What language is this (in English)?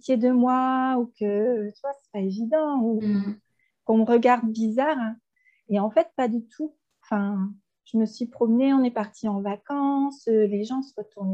French